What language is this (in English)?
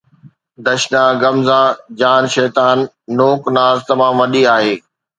Sindhi